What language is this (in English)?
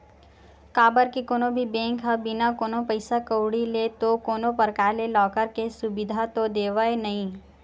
Chhattisgarhi